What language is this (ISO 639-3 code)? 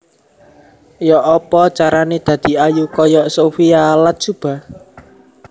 jav